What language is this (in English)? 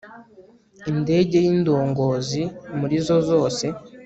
Kinyarwanda